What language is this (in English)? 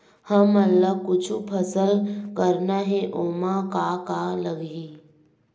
Chhattisgarhi